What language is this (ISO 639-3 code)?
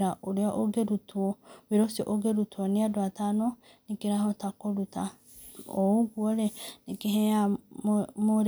kik